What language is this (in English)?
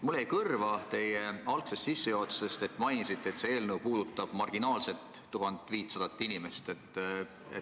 Estonian